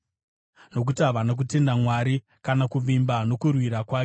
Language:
Shona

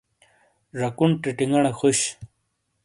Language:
Shina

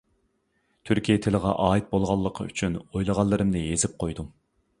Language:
Uyghur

